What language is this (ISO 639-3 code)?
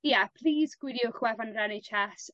cym